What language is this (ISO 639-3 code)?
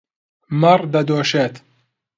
ckb